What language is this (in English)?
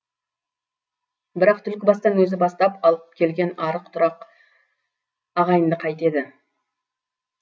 Kazakh